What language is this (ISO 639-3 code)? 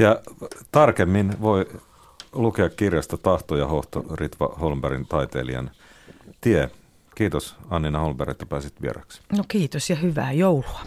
fin